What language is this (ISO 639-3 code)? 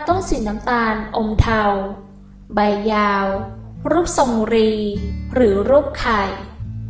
tha